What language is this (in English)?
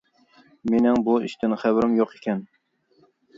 Uyghur